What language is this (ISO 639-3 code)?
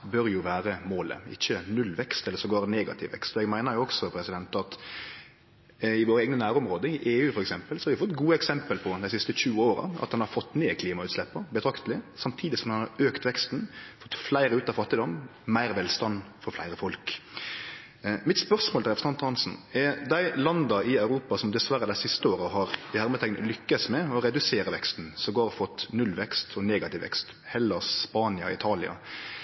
nno